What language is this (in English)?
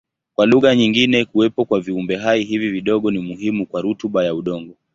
Swahili